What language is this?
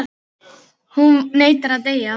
Icelandic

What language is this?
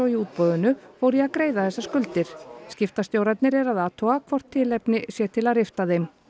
Icelandic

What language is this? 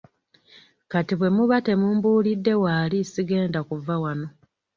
Ganda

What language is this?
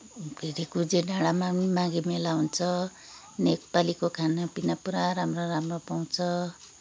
Nepali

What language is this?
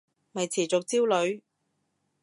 Cantonese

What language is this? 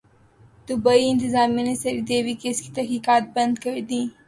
Urdu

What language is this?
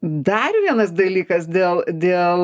Lithuanian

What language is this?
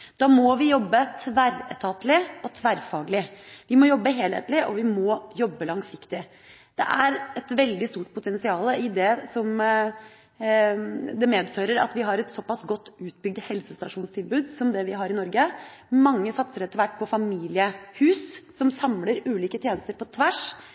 Norwegian Bokmål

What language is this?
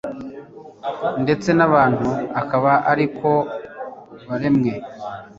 Kinyarwanda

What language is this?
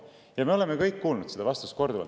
Estonian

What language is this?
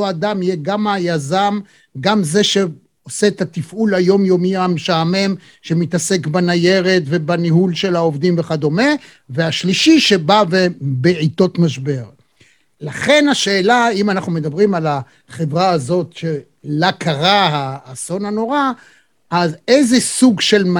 Hebrew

